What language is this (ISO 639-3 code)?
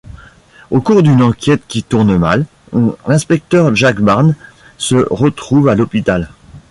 fra